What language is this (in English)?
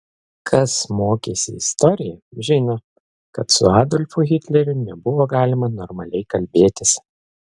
Lithuanian